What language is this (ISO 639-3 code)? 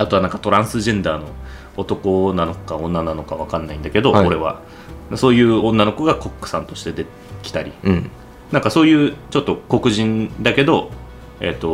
jpn